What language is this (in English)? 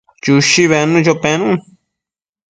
Matsés